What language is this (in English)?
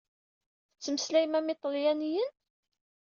Kabyle